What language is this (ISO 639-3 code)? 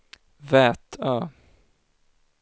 swe